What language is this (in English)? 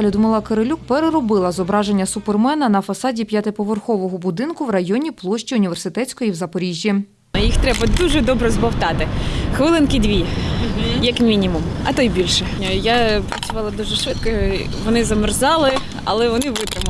Ukrainian